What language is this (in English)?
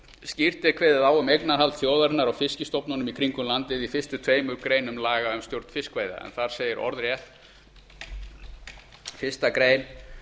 Icelandic